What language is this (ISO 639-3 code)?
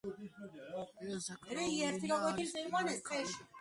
kat